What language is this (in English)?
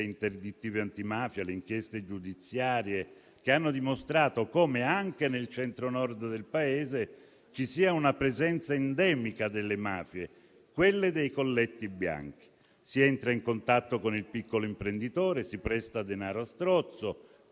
Italian